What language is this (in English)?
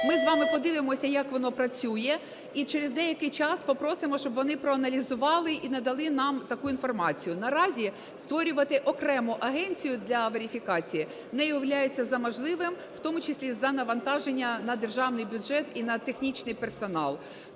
Ukrainian